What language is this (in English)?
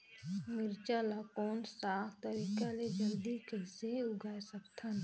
Chhattisgarhi